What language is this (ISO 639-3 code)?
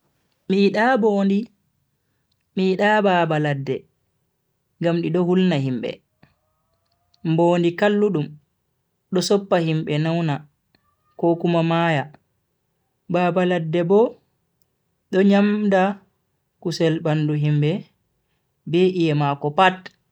fui